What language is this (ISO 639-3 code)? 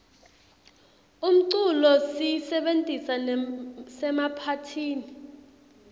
ssw